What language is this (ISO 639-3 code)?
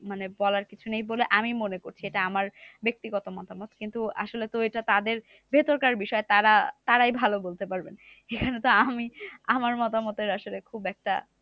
ben